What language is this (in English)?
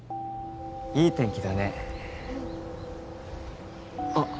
Japanese